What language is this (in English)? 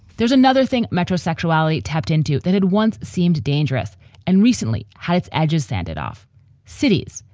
English